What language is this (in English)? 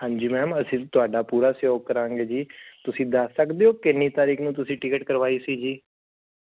Punjabi